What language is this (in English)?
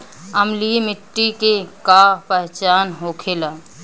Bhojpuri